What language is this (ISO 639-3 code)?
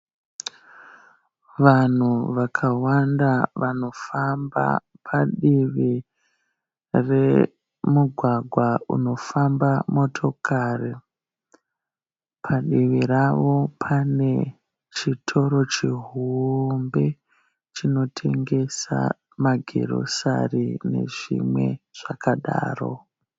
sna